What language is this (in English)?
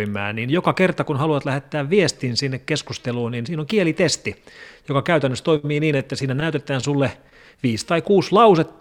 Finnish